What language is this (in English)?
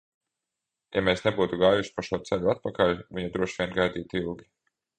Latvian